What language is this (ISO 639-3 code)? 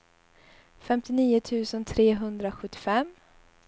swe